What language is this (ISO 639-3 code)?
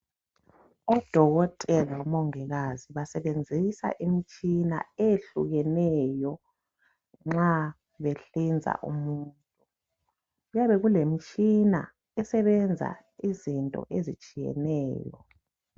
nde